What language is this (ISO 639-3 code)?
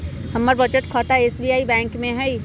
mag